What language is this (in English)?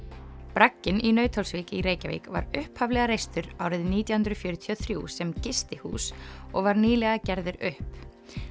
Icelandic